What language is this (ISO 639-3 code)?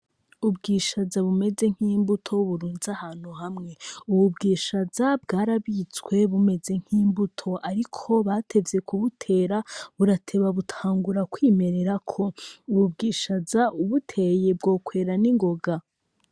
run